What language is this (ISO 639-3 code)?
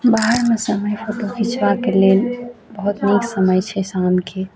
mai